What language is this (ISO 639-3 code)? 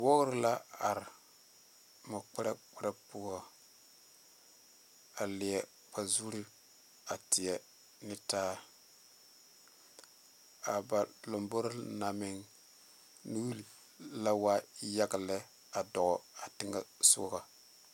dga